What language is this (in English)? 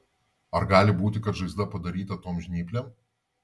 Lithuanian